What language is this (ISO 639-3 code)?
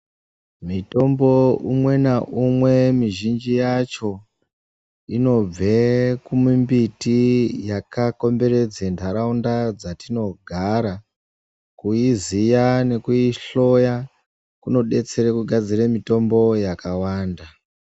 ndc